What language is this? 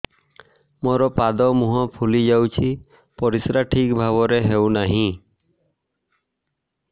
Odia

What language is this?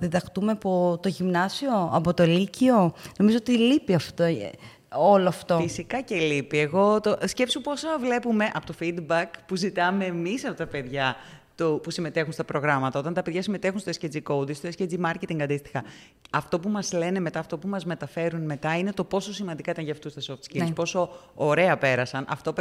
Greek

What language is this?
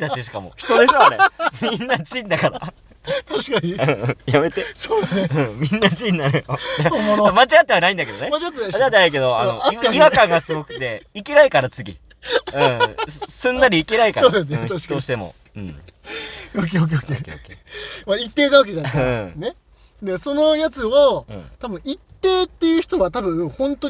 Japanese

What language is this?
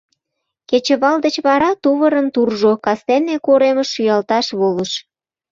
Mari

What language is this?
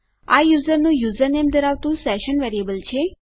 Gujarati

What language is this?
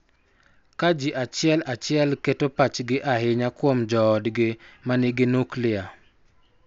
Luo (Kenya and Tanzania)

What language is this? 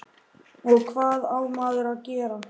Icelandic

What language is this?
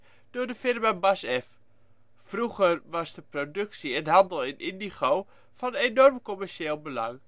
Dutch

